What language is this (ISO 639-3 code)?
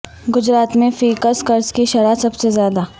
urd